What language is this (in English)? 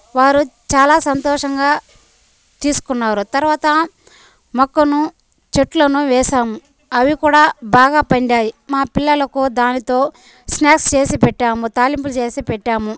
Telugu